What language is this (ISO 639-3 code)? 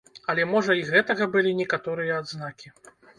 bel